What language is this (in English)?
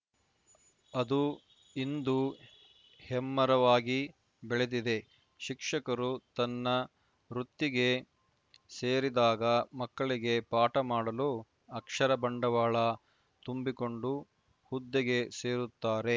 Kannada